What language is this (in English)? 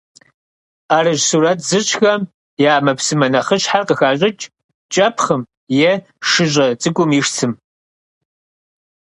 Kabardian